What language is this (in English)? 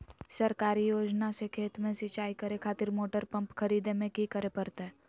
Magahi